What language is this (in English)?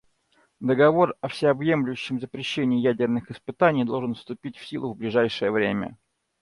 Russian